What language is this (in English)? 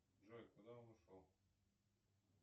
Russian